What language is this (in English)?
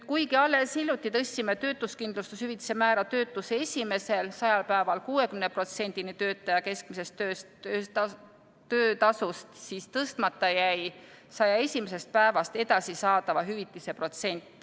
Estonian